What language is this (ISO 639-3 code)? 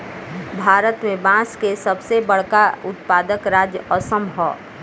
bho